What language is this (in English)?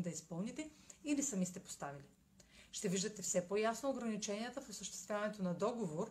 Bulgarian